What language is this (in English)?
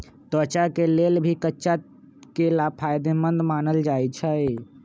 Magahi